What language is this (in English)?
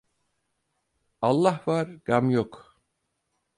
Turkish